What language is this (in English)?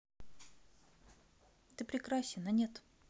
Russian